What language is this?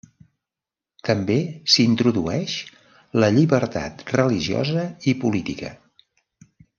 Catalan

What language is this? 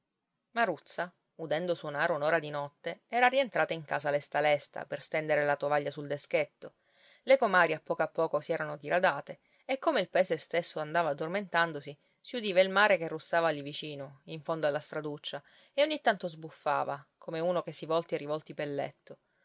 Italian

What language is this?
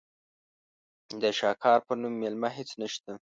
Pashto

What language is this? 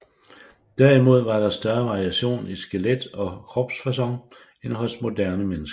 Danish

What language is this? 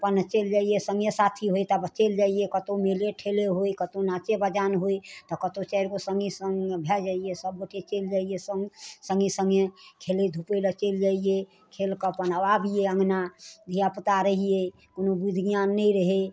Maithili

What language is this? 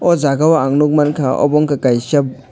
Kok Borok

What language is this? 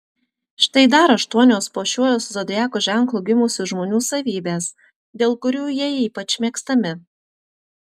Lithuanian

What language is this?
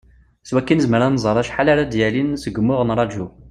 Kabyle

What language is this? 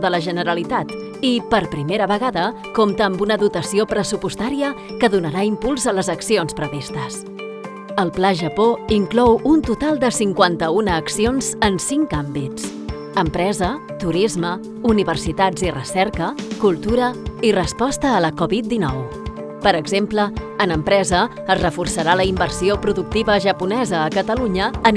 Catalan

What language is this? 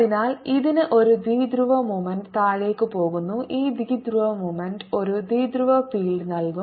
Malayalam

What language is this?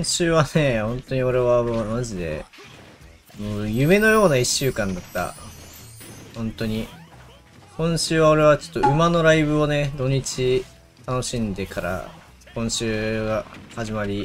Japanese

